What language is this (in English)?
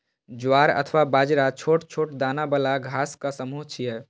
Maithili